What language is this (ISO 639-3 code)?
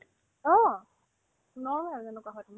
asm